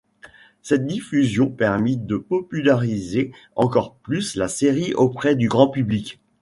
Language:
French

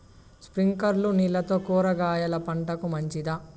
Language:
Telugu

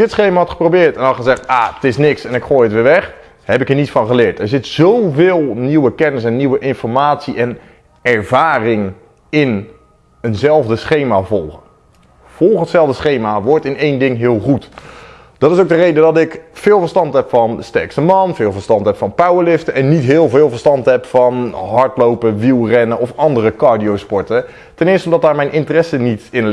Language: Dutch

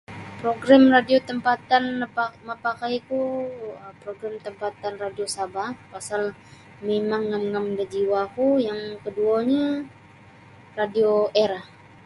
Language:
Sabah Bisaya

